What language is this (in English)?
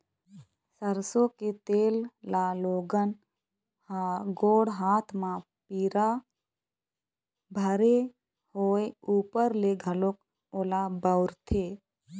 Chhattisgarhi